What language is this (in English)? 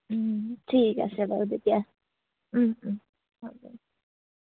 Assamese